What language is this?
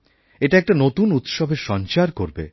Bangla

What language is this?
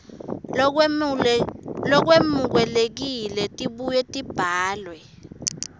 Swati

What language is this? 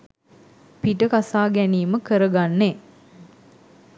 Sinhala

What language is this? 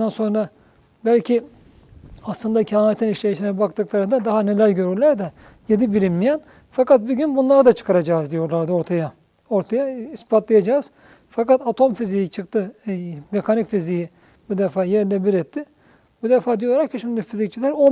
Turkish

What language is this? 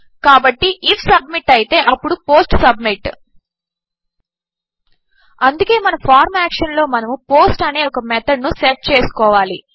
Telugu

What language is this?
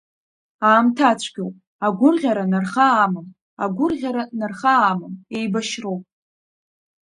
Abkhazian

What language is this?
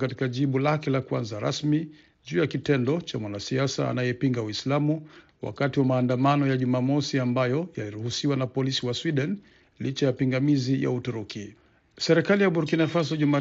Swahili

